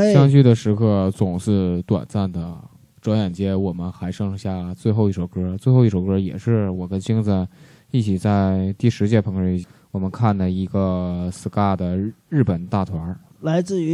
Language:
Chinese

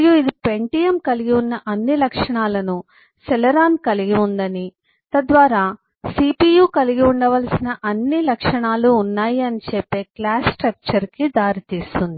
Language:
Telugu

